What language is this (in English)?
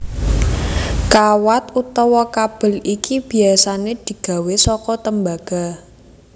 Javanese